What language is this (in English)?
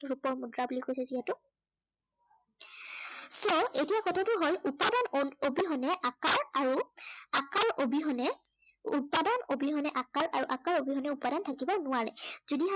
Assamese